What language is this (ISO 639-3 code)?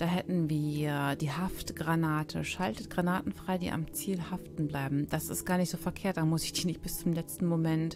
deu